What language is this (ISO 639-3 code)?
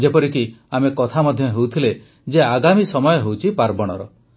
ori